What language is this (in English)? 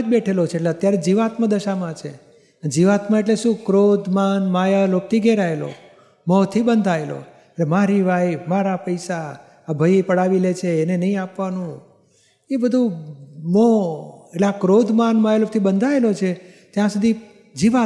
Gujarati